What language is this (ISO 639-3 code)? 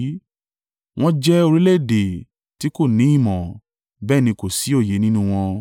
yor